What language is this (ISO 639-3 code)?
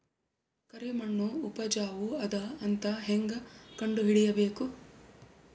kan